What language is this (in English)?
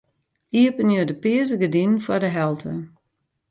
Western Frisian